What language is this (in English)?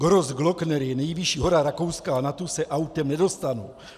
Czech